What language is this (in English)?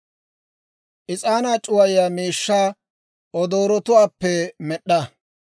Dawro